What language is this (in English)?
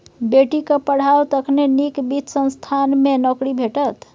Maithili